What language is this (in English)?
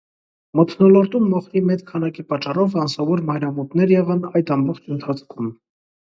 Armenian